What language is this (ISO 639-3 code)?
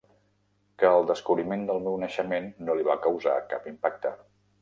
cat